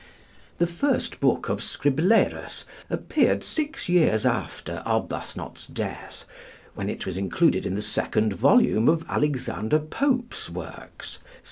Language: English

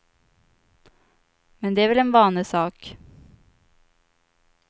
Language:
Swedish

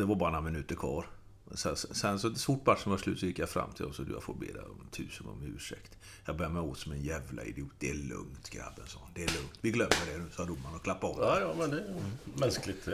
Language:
Swedish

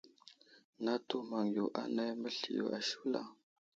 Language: Wuzlam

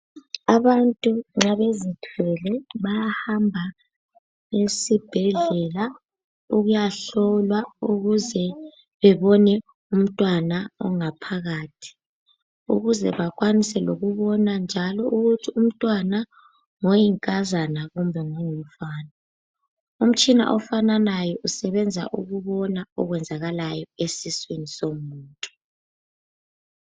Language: North Ndebele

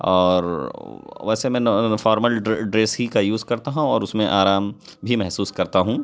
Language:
Urdu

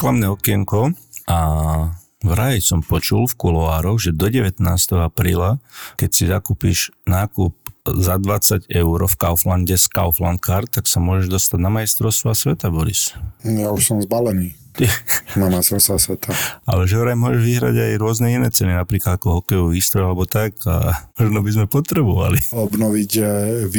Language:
Slovak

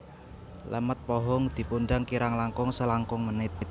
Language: Javanese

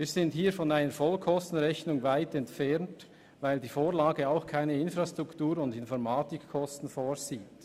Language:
Swiss German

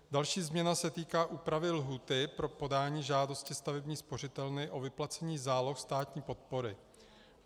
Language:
Czech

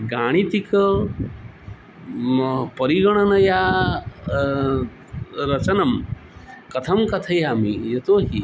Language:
Sanskrit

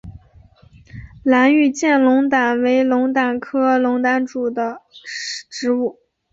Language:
Chinese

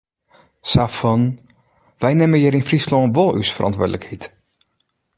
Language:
Western Frisian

